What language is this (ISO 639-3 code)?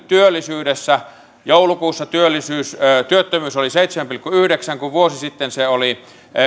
fin